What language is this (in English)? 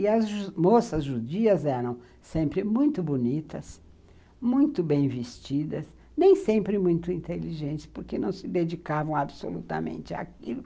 Portuguese